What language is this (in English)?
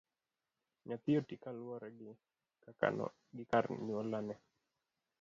Luo (Kenya and Tanzania)